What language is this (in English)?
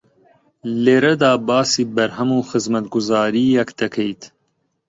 Central Kurdish